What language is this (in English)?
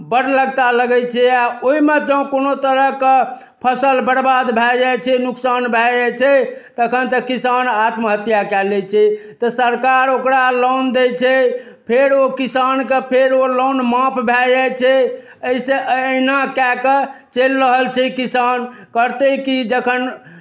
Maithili